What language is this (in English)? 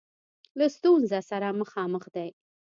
Pashto